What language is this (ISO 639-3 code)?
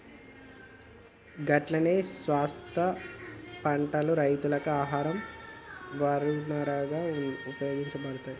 tel